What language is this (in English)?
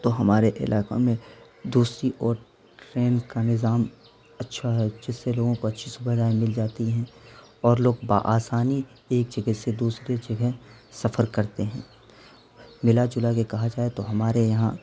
Urdu